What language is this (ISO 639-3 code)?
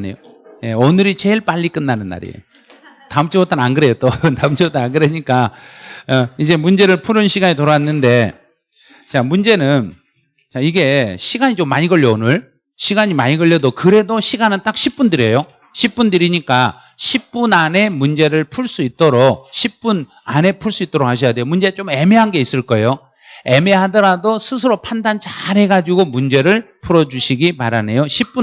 kor